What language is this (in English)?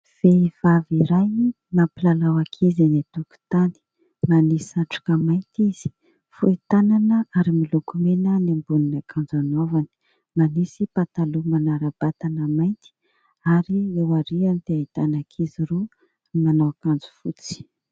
Malagasy